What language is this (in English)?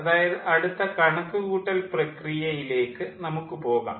Malayalam